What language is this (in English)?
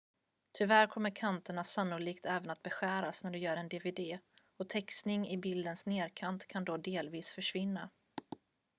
Swedish